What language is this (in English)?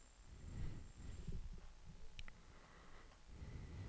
Danish